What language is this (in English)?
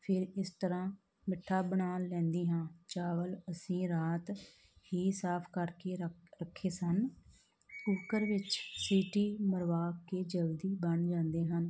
Punjabi